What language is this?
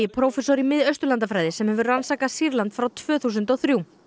Icelandic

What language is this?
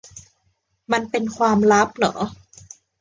Thai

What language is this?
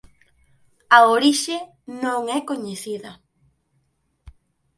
Galician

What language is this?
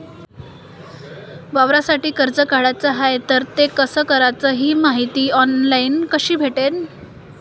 Marathi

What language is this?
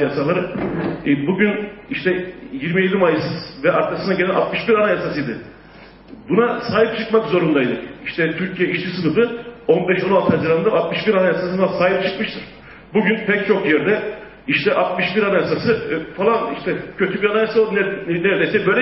Turkish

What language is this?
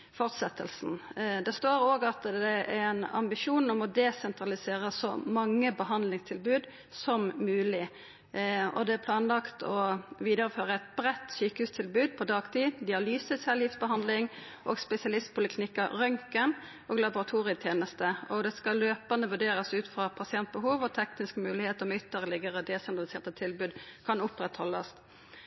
Norwegian Nynorsk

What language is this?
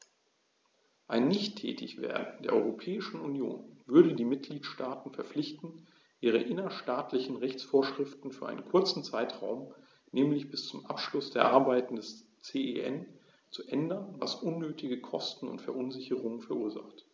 German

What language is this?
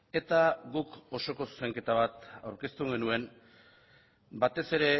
Basque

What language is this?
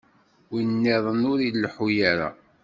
Kabyle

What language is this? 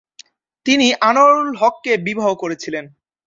Bangla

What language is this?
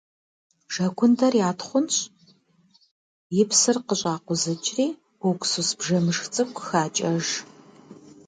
Kabardian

